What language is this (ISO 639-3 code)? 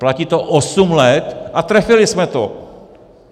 ces